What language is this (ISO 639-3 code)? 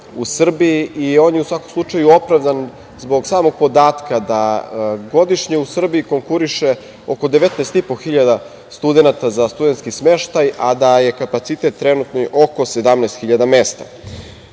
srp